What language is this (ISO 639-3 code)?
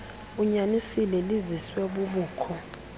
xho